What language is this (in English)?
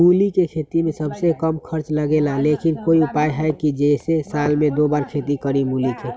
Magahi